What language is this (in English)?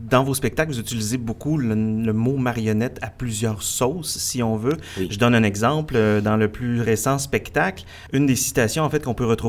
French